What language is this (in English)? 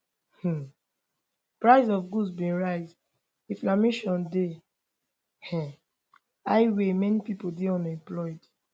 Nigerian Pidgin